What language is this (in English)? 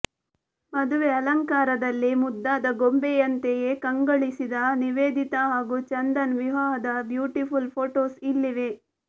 Kannada